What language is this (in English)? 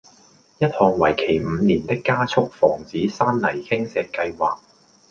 Cantonese